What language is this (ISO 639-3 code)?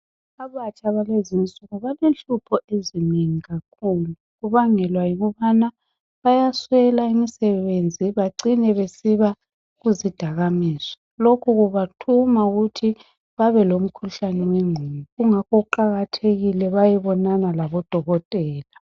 nde